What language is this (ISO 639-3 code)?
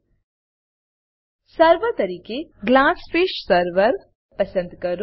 guj